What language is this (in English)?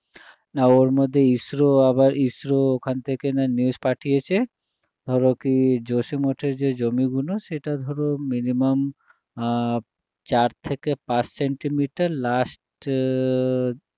Bangla